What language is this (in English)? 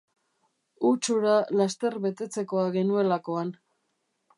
Basque